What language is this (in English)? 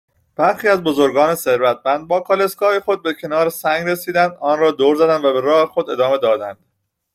Persian